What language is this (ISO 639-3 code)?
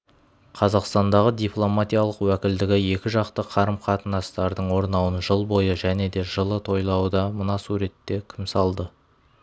kaz